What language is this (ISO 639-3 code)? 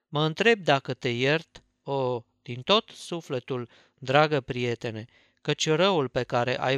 ron